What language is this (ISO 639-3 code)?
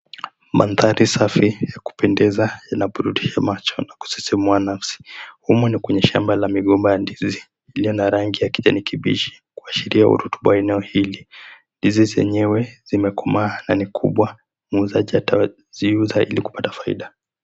swa